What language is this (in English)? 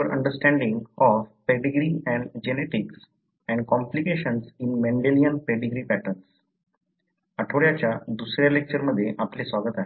Marathi